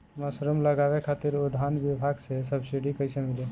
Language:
Bhojpuri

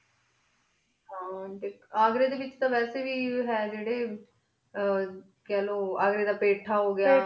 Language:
Punjabi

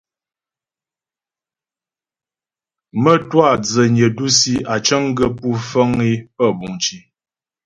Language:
Ghomala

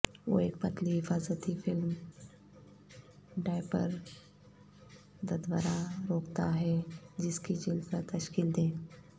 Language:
Urdu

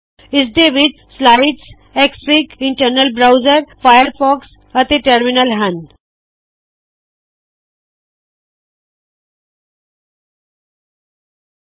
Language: Punjabi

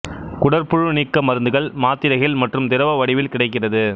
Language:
Tamil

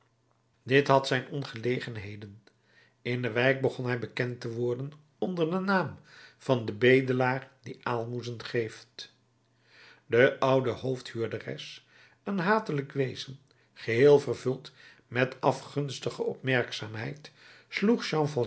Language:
Dutch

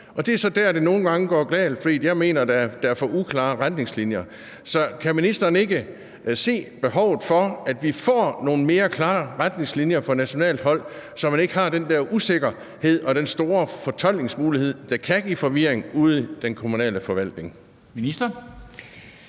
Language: Danish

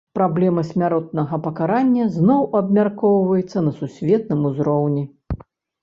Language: Belarusian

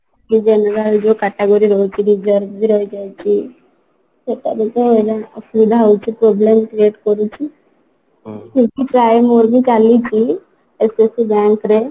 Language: Odia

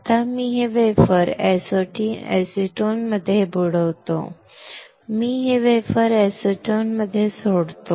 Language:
Marathi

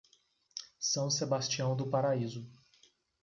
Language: Portuguese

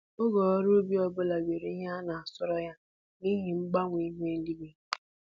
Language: Igbo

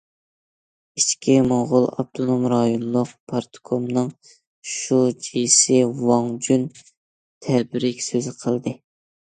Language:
Uyghur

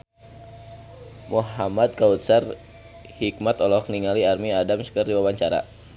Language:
Sundanese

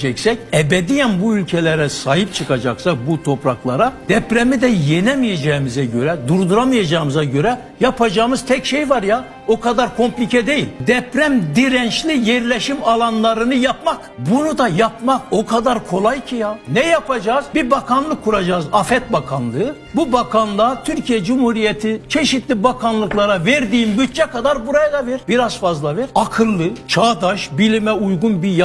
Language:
Turkish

